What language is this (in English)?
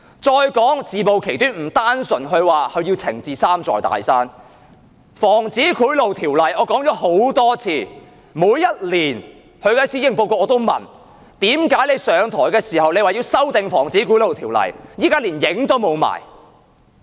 Cantonese